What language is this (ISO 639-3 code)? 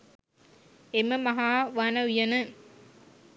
sin